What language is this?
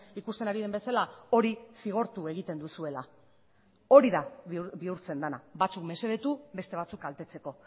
Basque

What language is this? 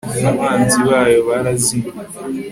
Kinyarwanda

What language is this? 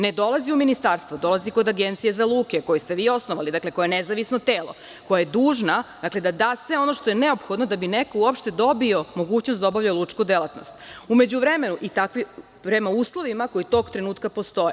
Serbian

